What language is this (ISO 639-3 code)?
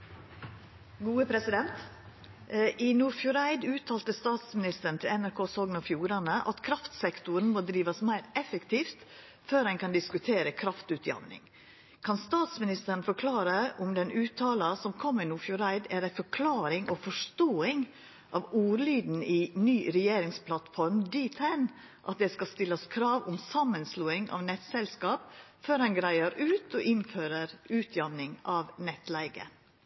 nno